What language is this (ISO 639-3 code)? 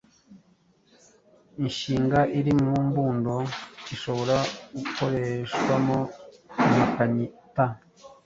kin